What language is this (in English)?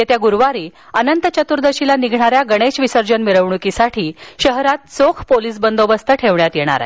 Marathi